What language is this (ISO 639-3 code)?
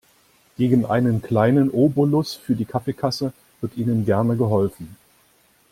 deu